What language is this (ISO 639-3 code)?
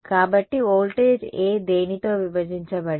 tel